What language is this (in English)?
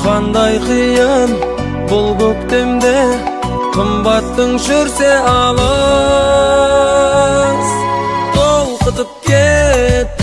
Turkish